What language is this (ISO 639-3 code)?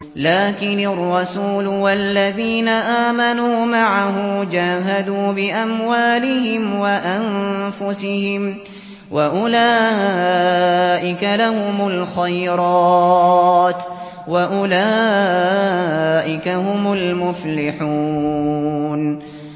ara